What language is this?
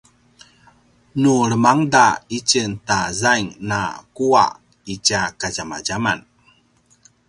Paiwan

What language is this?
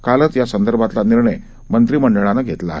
Marathi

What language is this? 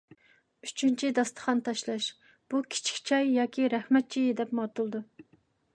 Uyghur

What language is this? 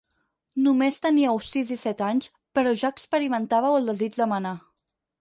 Catalan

